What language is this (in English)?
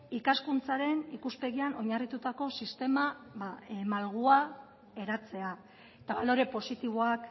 Basque